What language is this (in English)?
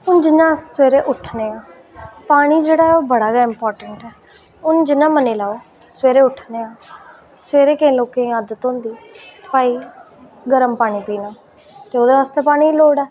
Dogri